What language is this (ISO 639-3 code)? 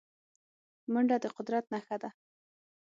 pus